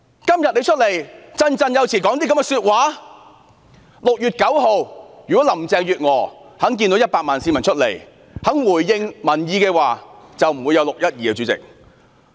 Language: Cantonese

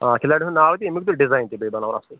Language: Kashmiri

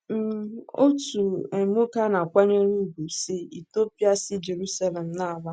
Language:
Igbo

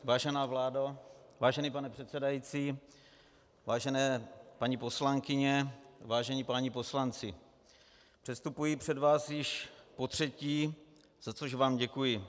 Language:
Czech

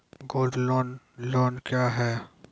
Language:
Maithili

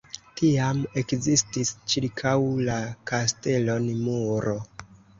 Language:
Esperanto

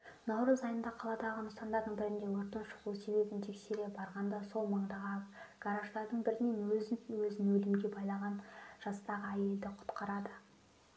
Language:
Kazakh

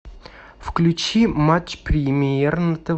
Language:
Russian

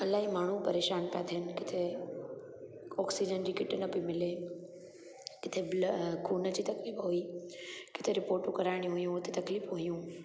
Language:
Sindhi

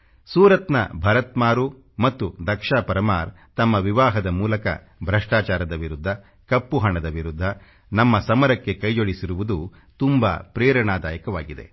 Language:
Kannada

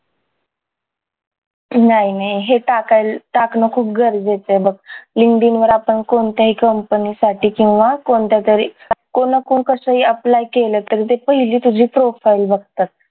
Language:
Marathi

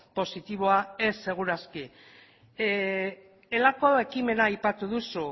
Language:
Basque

